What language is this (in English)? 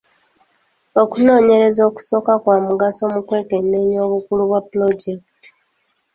Ganda